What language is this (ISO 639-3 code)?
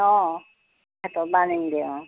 asm